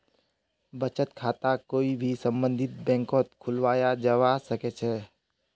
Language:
Magahi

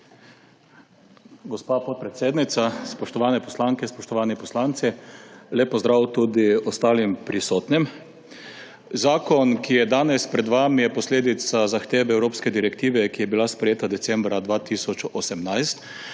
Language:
Slovenian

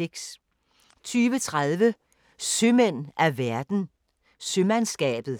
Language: Danish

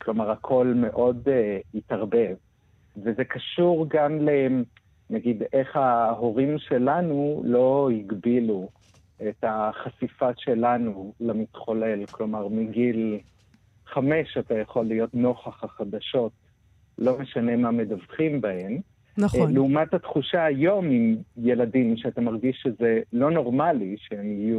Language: Hebrew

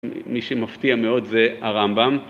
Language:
Hebrew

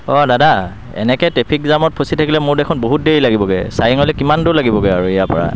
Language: Assamese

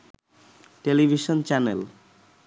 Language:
Bangla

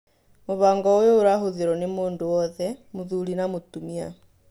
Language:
Kikuyu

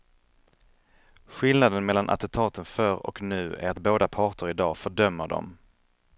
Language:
Swedish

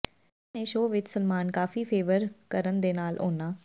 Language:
Punjabi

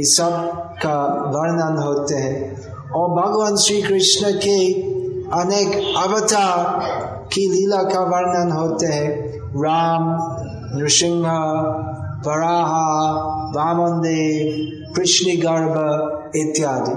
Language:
Hindi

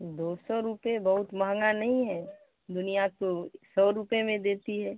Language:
Urdu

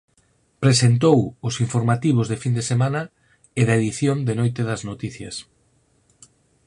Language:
Galician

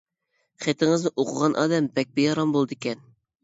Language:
Uyghur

